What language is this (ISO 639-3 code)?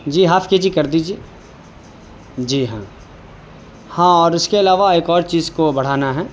urd